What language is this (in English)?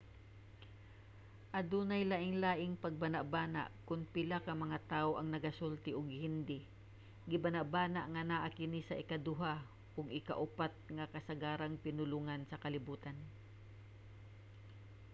Cebuano